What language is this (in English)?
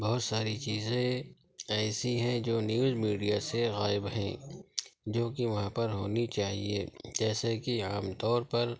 Urdu